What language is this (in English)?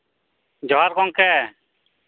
Santali